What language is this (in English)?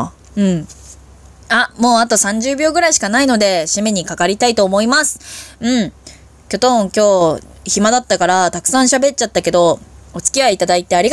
Japanese